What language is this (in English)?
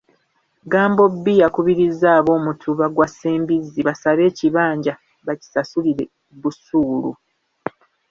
Ganda